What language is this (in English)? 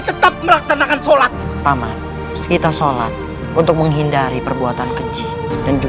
Indonesian